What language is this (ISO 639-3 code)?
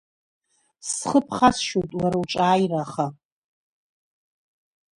abk